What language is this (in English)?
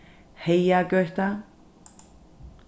Faroese